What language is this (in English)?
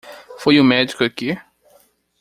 Portuguese